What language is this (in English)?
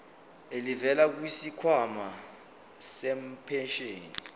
Zulu